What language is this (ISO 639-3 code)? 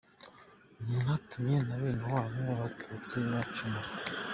kin